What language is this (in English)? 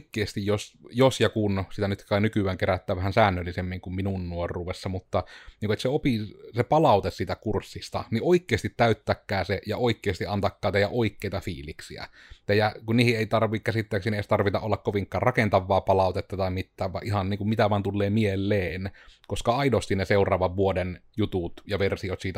Finnish